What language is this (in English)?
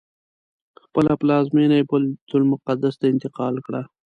Pashto